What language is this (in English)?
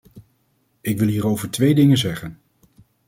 Dutch